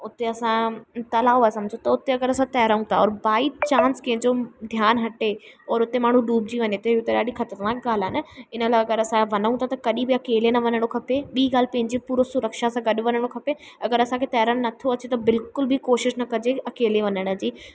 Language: Sindhi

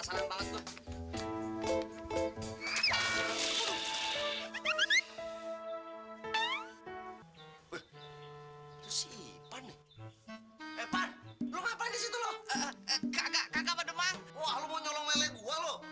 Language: Indonesian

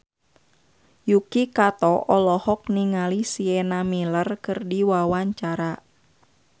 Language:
Sundanese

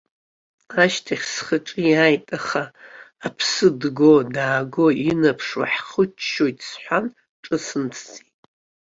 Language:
Abkhazian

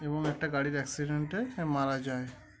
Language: Bangla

